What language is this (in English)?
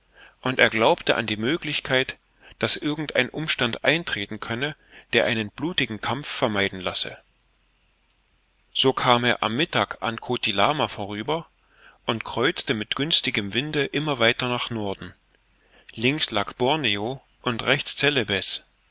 German